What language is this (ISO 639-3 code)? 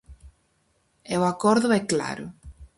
glg